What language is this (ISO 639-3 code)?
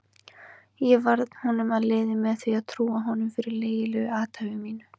isl